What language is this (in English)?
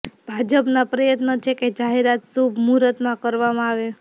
Gujarati